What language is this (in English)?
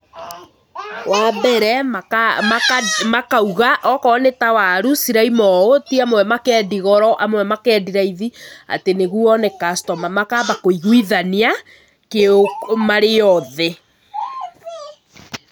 Kikuyu